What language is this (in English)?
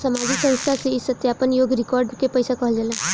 Bhojpuri